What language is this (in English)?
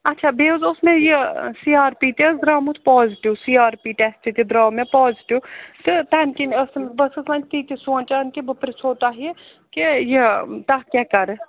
Kashmiri